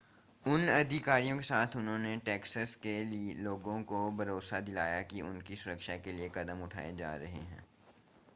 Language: Hindi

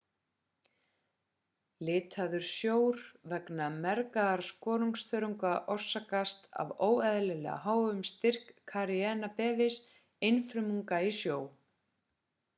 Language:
Icelandic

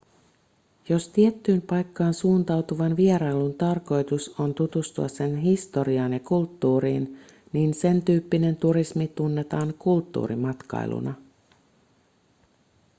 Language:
Finnish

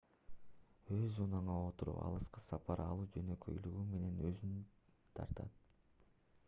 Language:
Kyrgyz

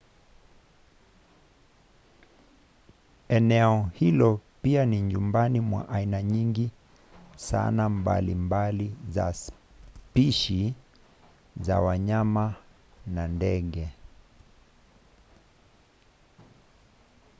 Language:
Swahili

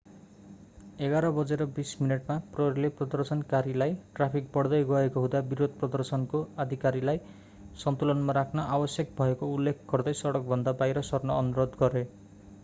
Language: Nepali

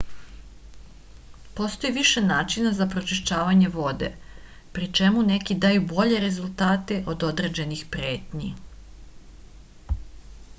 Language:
Serbian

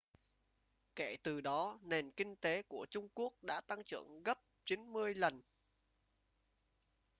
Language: Vietnamese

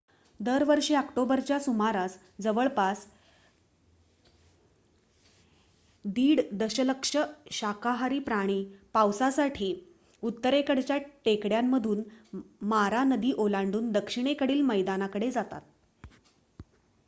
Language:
Marathi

